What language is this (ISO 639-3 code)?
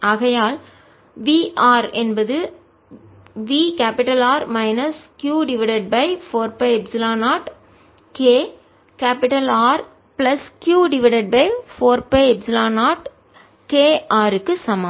tam